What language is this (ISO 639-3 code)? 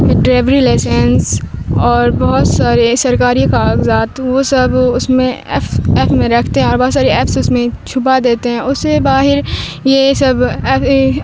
urd